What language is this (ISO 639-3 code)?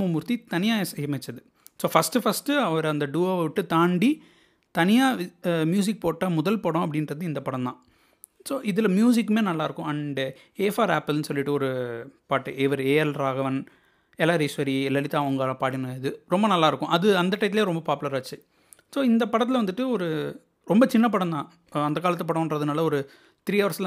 tam